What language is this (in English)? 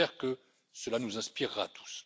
French